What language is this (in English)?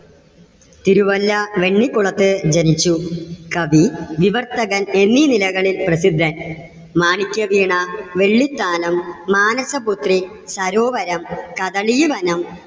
Malayalam